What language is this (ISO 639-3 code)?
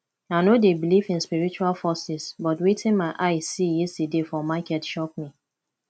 pcm